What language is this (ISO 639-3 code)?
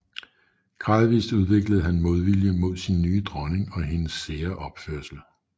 dan